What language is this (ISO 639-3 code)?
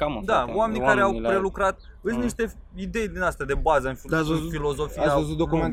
ron